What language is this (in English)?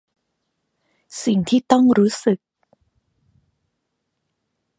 Thai